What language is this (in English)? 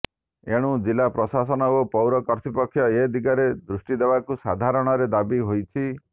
Odia